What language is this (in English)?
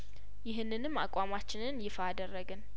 Amharic